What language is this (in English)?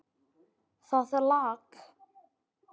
Icelandic